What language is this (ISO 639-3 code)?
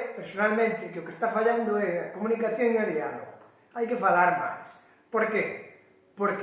glg